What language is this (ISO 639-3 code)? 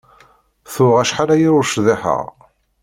kab